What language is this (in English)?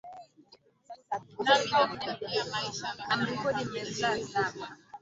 Swahili